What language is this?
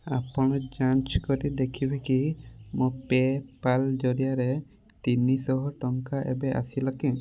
Odia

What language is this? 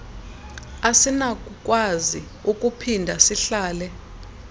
Xhosa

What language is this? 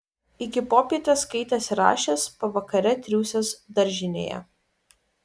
Lithuanian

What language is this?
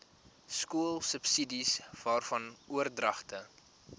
Afrikaans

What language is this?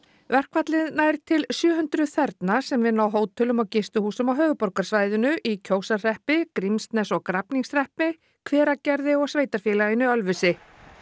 Icelandic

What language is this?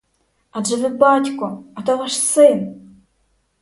Ukrainian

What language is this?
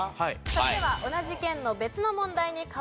Japanese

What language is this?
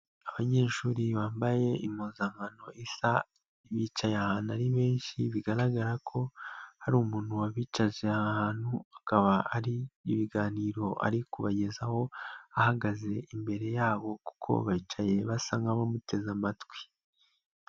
Kinyarwanda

